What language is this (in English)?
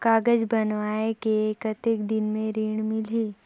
Chhattisgarhi